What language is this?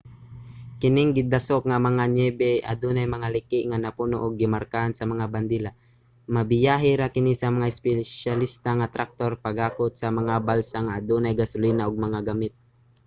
Cebuano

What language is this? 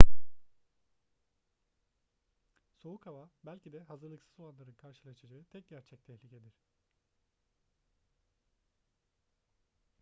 Turkish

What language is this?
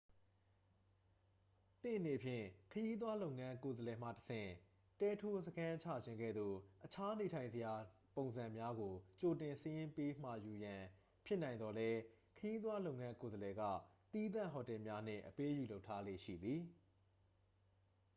Burmese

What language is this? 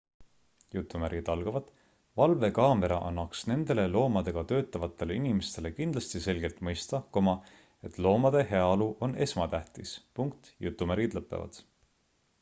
Estonian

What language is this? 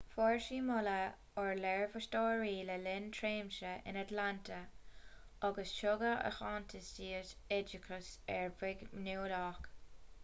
Irish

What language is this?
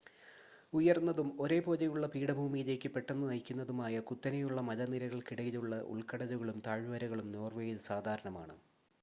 Malayalam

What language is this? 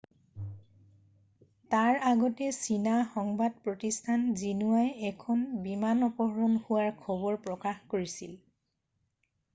Assamese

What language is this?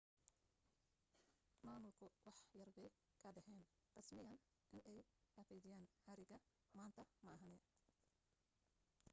Somali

